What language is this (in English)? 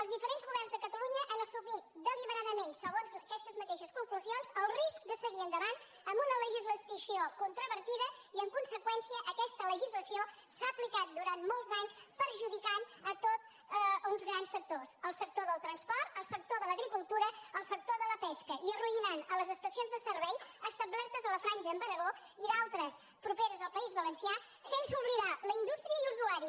Catalan